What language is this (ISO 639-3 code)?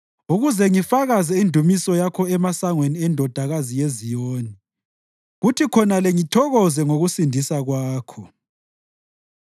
nde